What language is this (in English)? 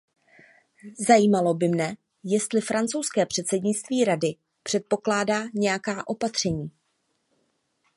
Czech